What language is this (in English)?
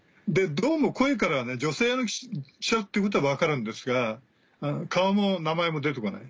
Japanese